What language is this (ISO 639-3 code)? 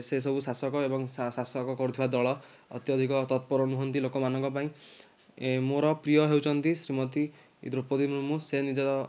ori